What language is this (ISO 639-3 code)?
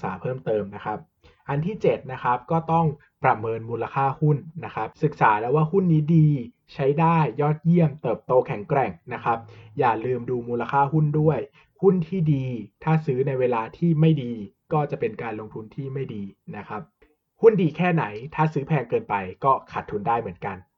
tha